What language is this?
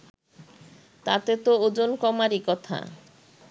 Bangla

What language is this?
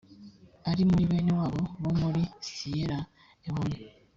Kinyarwanda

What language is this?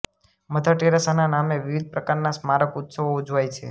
Gujarati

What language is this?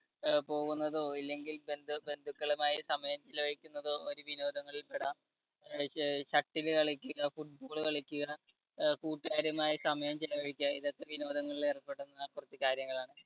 Malayalam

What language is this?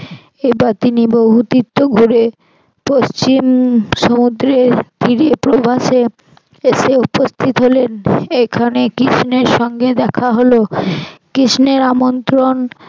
Bangla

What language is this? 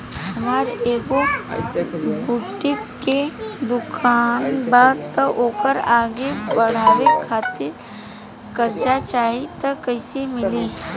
Bhojpuri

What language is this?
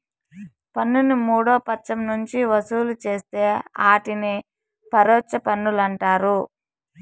Telugu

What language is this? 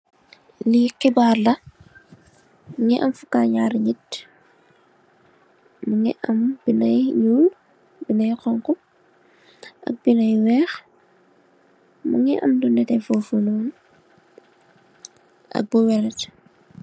Wolof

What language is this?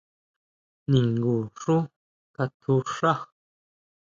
Huautla Mazatec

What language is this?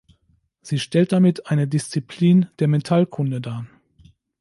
German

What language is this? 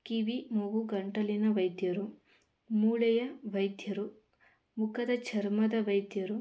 Kannada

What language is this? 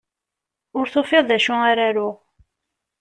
Kabyle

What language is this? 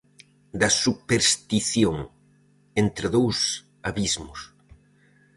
Galician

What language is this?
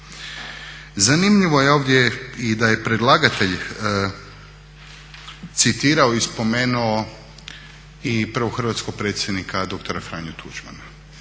Croatian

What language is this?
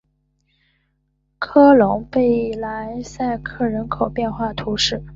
Chinese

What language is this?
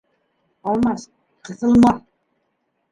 Bashkir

